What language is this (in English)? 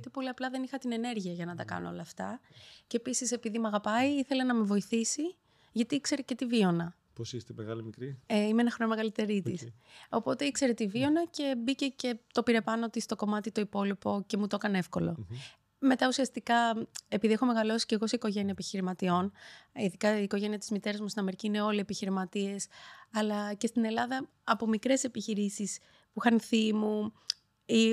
Greek